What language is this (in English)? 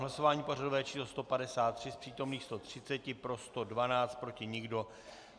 Czech